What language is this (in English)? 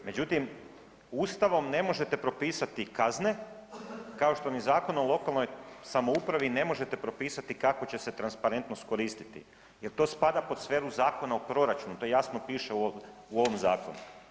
Croatian